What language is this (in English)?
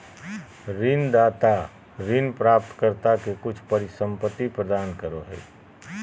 Magahi